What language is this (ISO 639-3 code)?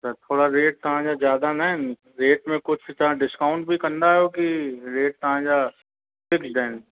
snd